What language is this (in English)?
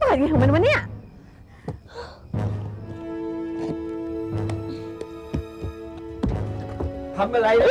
Thai